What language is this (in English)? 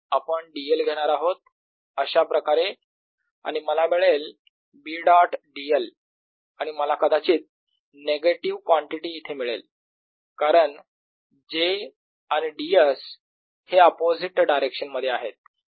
Marathi